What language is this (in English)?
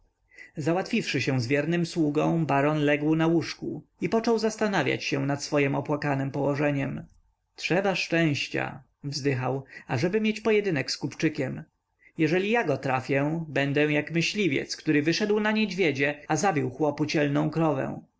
Polish